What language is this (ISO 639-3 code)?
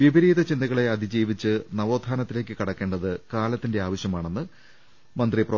mal